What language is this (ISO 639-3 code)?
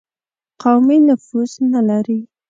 pus